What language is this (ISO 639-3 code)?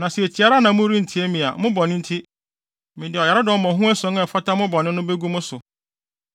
aka